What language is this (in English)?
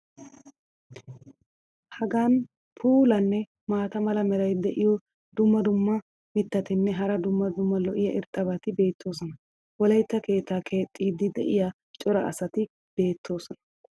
Wolaytta